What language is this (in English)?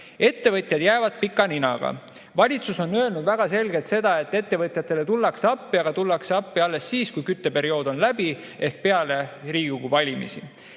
Estonian